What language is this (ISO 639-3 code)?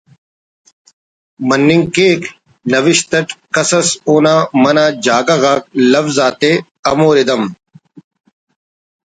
brh